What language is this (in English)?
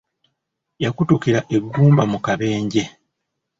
Ganda